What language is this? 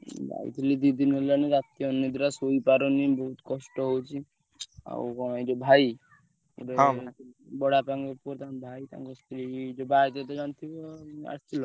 Odia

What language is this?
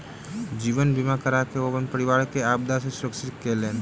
Maithili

